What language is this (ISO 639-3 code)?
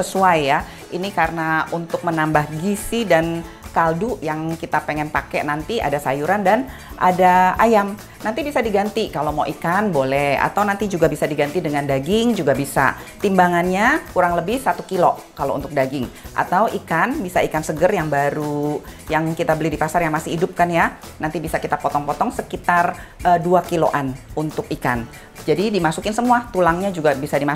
ind